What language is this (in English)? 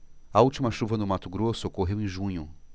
Portuguese